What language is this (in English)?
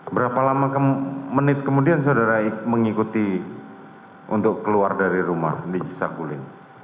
Indonesian